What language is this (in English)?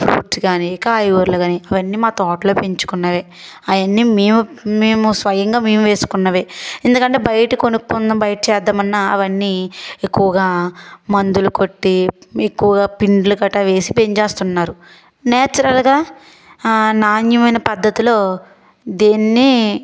Telugu